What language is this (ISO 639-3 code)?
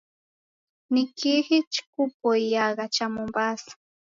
dav